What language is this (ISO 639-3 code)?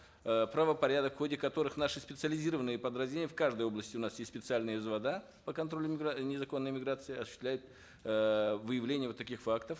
kaz